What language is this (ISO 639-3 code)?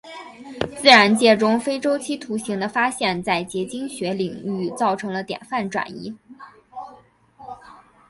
zho